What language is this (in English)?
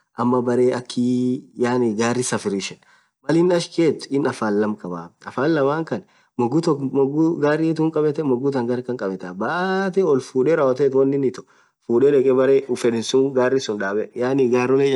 Orma